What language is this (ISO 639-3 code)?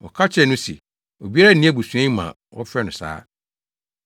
aka